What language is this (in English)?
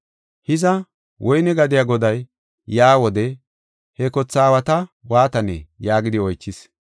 Gofa